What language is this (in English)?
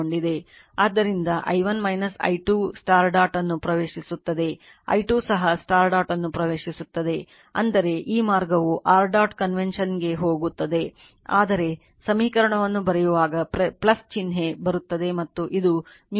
Kannada